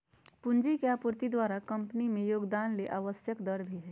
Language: Magahi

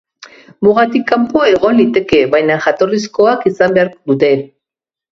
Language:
Basque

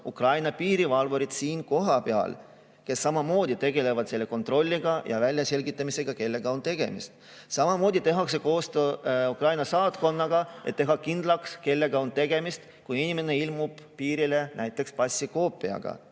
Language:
Estonian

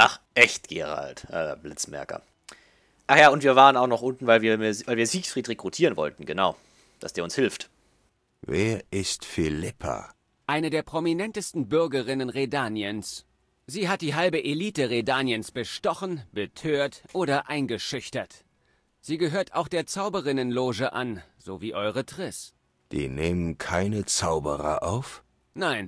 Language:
German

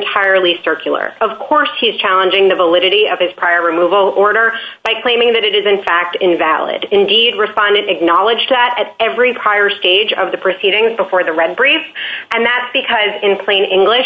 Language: English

